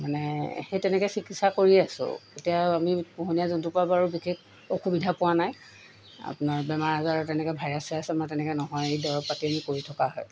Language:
Assamese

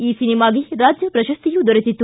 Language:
Kannada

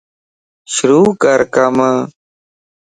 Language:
Lasi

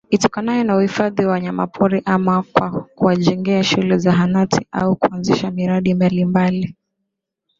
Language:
Swahili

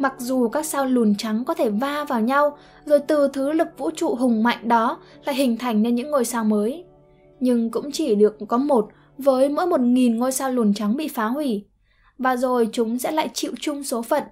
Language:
Vietnamese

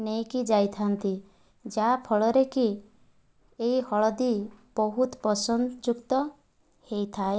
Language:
Odia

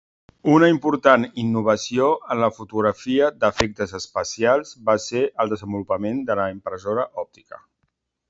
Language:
Catalan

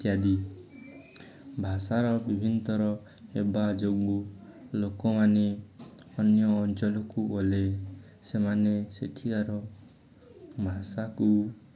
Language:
Odia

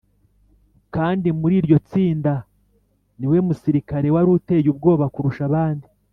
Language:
Kinyarwanda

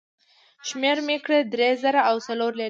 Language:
Pashto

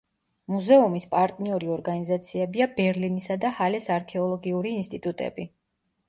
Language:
Georgian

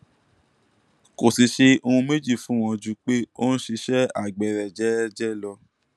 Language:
Yoruba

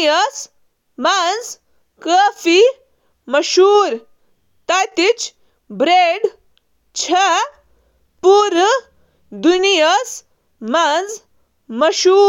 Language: Kashmiri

